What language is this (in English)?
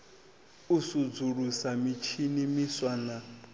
Venda